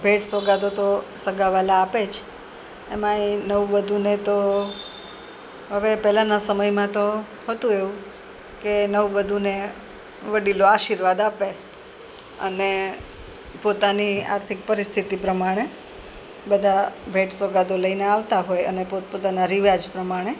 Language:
Gujarati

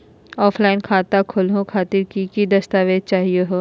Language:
Magahi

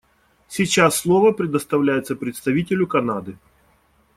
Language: Russian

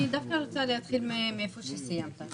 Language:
Hebrew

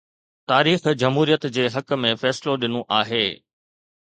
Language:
Sindhi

